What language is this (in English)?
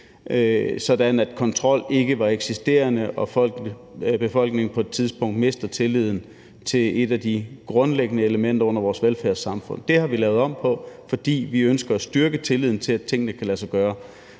Danish